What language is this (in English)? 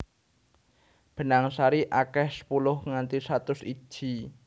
Javanese